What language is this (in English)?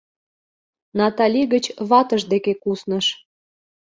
Mari